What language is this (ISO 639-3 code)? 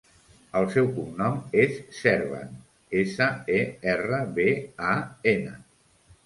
cat